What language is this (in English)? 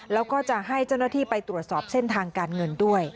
Thai